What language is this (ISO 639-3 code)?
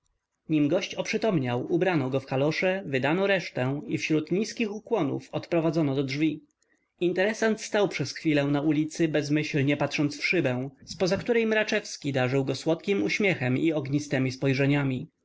pol